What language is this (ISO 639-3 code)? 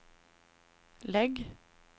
swe